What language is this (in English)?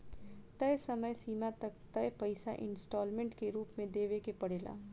Bhojpuri